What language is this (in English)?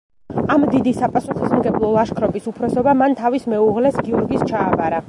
Georgian